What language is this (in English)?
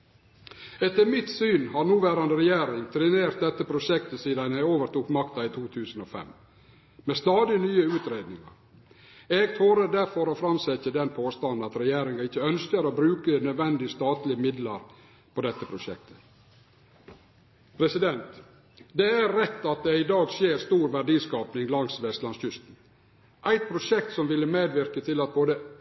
Norwegian Nynorsk